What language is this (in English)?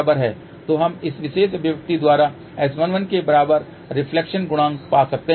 Hindi